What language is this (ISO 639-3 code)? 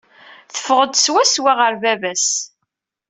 kab